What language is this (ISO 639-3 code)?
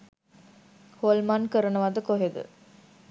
sin